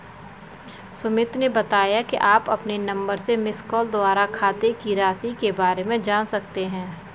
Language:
Hindi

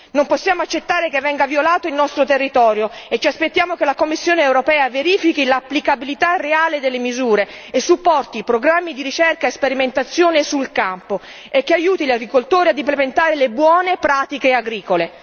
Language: Italian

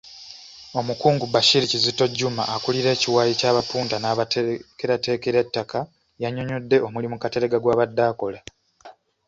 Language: Ganda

